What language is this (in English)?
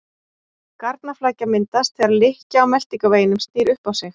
Icelandic